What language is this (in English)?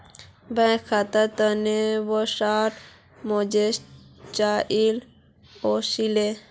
Magahi